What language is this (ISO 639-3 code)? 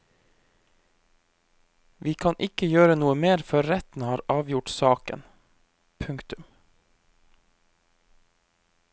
nor